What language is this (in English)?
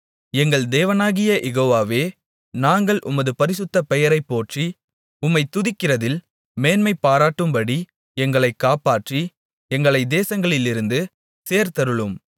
Tamil